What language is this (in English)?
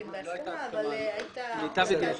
Hebrew